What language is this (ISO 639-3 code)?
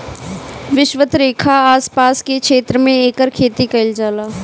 bho